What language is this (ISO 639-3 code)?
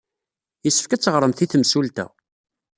kab